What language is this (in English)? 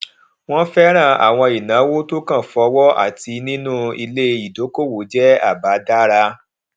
Yoruba